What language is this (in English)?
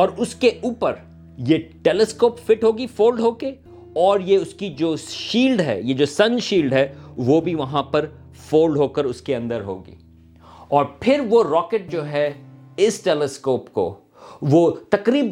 Urdu